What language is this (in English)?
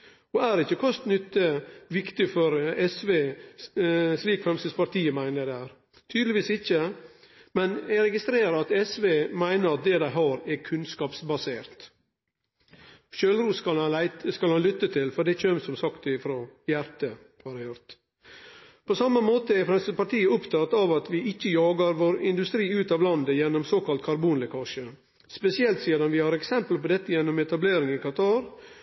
Norwegian Nynorsk